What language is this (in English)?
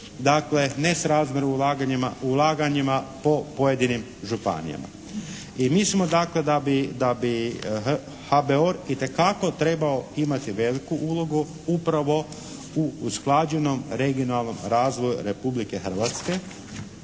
Croatian